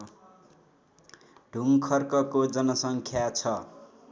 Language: Nepali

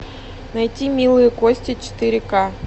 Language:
Russian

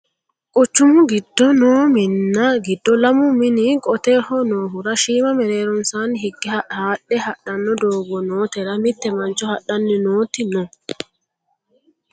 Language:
Sidamo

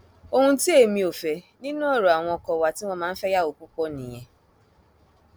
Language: Yoruba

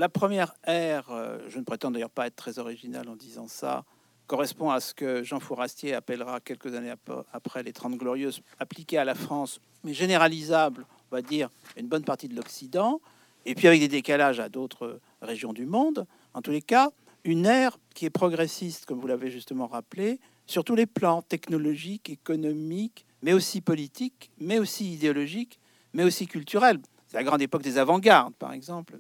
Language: French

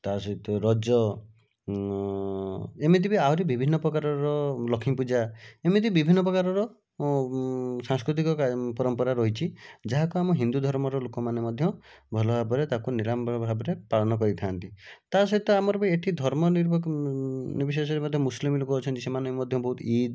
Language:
Odia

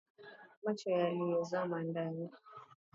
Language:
Swahili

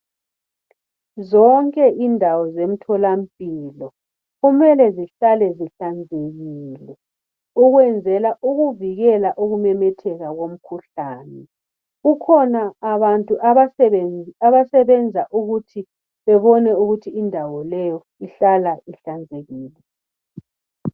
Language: North Ndebele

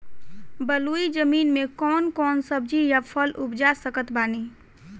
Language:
Bhojpuri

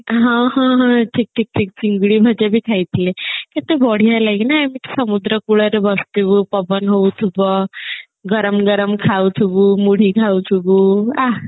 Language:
Odia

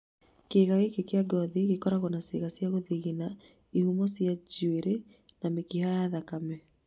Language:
Kikuyu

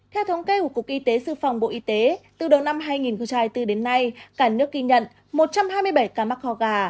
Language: Vietnamese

